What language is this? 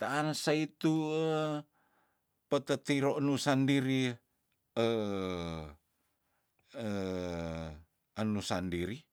Tondano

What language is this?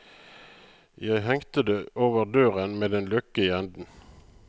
Norwegian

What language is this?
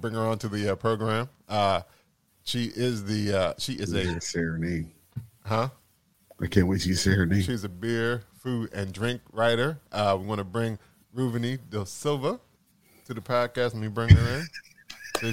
English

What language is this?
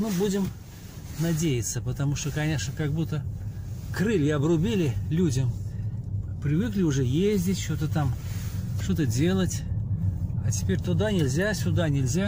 Russian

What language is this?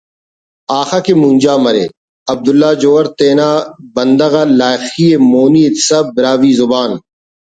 Brahui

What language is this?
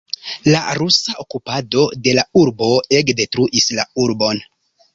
Esperanto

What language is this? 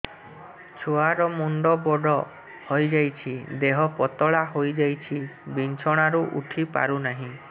Odia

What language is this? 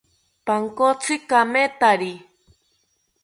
South Ucayali Ashéninka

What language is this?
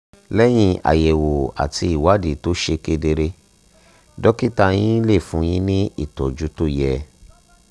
Yoruba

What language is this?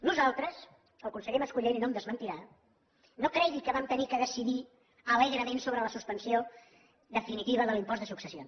Catalan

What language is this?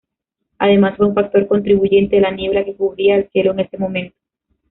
Spanish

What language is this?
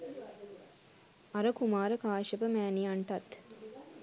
Sinhala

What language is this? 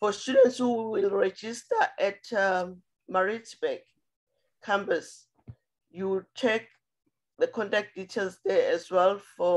English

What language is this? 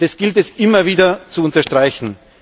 German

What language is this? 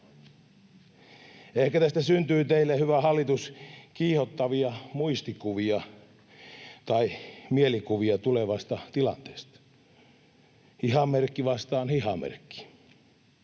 Finnish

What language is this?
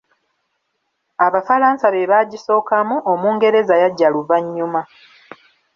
Ganda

